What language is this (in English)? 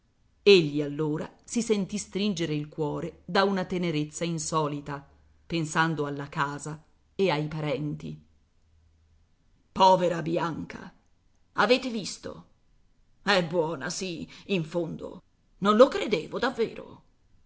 Italian